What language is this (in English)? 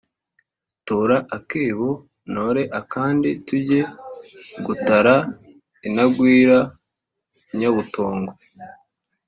Kinyarwanda